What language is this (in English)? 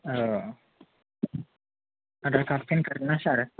Bodo